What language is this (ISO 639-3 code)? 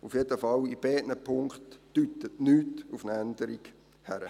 gsw